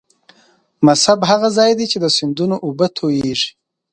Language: Pashto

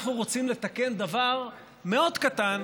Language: Hebrew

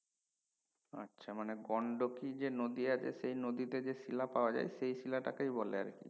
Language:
Bangla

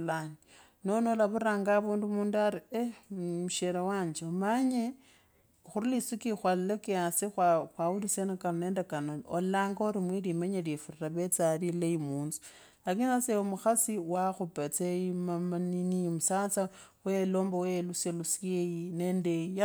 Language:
Kabras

